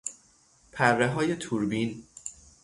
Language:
Persian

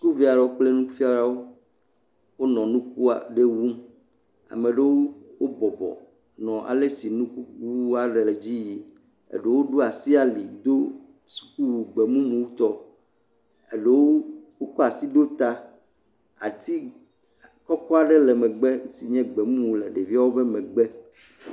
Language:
Ewe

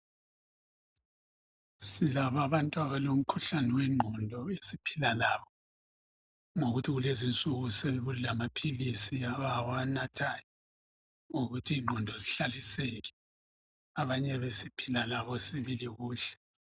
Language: North Ndebele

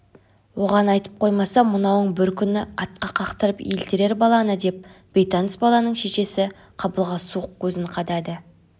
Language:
Kazakh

